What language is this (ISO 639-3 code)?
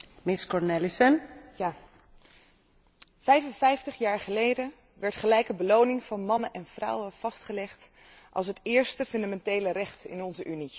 nld